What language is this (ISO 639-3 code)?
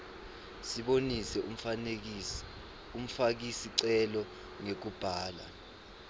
ssw